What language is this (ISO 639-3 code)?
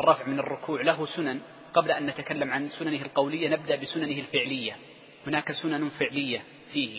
ara